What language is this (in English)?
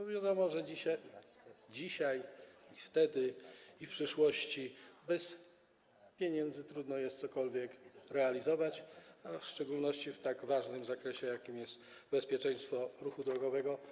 Polish